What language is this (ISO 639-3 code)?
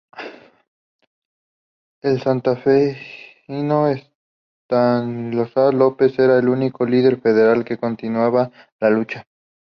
spa